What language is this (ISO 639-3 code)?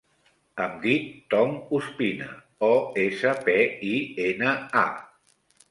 cat